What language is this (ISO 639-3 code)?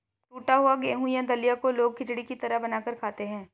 hin